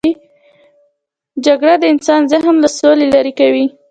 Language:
Pashto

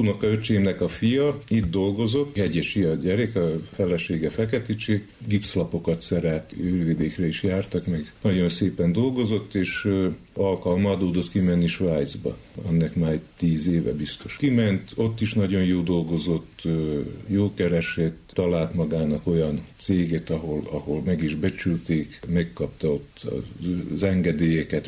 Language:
Hungarian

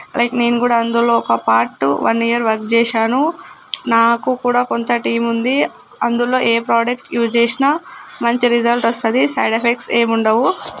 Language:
Telugu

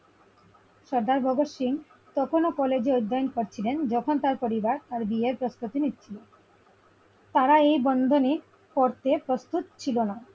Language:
Bangla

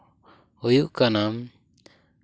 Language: Santali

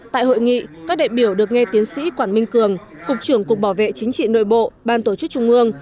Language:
Vietnamese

